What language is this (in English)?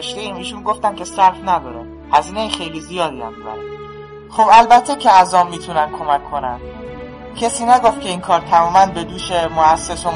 Persian